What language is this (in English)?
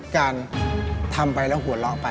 Thai